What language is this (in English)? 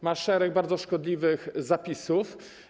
Polish